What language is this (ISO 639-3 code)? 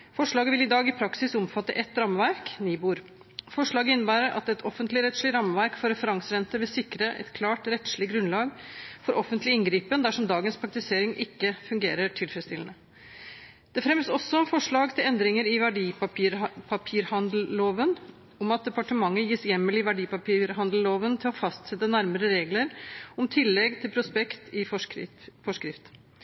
nob